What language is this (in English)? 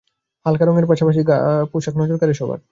Bangla